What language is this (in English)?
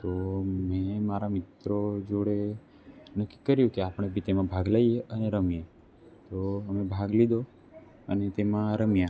Gujarati